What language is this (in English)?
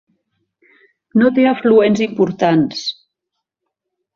Catalan